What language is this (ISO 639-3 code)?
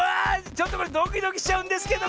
jpn